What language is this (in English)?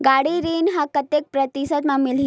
Chhattisgarhi